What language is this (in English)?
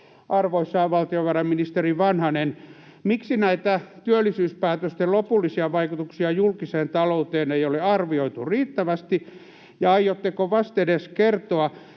Finnish